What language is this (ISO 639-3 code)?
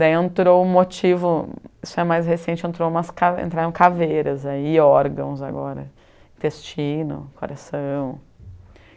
por